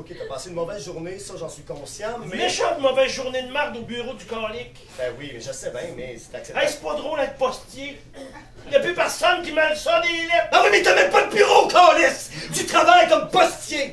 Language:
French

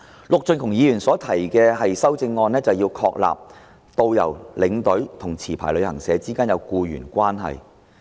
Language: Cantonese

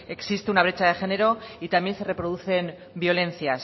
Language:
Spanish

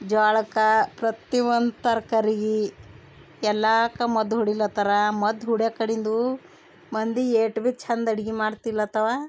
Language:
Kannada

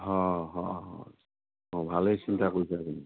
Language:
Assamese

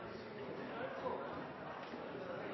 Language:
Norwegian Bokmål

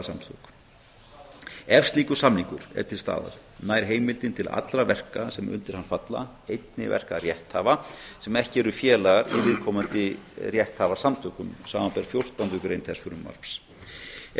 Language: Icelandic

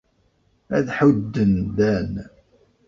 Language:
Kabyle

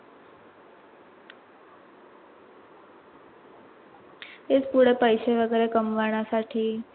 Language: Marathi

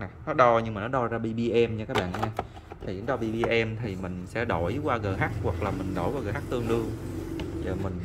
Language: Vietnamese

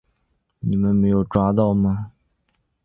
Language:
Chinese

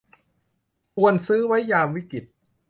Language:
Thai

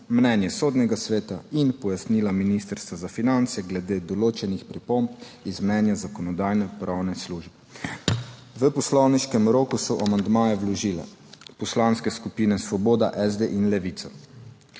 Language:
Slovenian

